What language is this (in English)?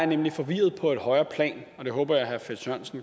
Danish